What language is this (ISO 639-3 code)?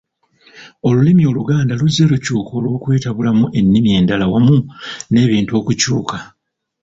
lug